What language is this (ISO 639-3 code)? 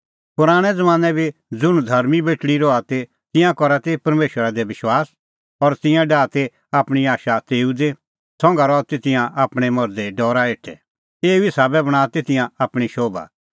kfx